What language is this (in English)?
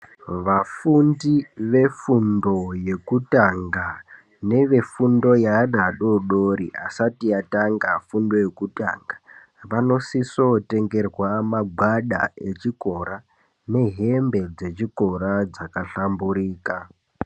Ndau